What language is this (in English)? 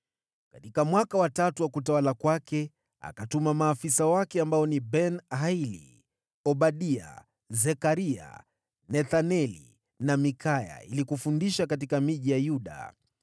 Swahili